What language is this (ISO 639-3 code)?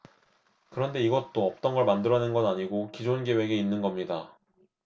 kor